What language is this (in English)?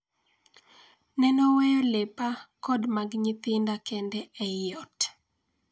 Luo (Kenya and Tanzania)